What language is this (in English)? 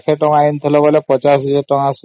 Odia